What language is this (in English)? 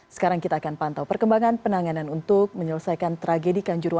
Indonesian